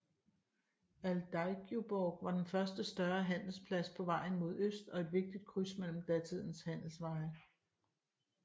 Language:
Danish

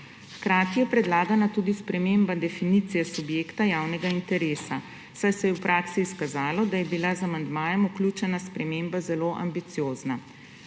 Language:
Slovenian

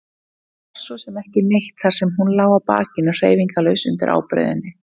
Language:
Icelandic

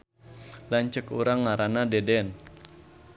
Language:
Sundanese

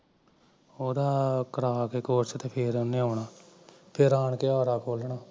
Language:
Punjabi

